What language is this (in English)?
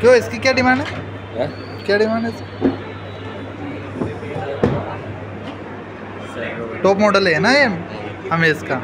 Hindi